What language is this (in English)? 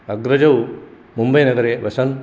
Sanskrit